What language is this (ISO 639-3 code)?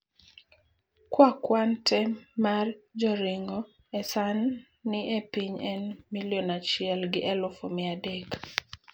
luo